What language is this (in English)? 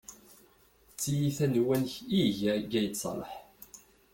Kabyle